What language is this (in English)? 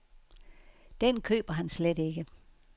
Danish